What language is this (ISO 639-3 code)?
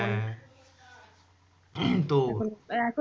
ben